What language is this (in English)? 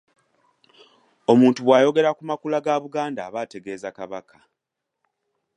Ganda